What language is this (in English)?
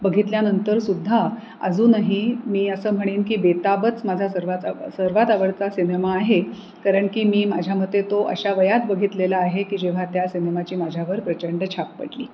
Marathi